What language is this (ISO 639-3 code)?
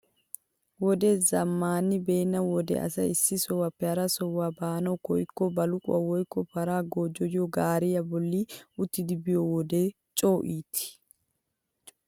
wal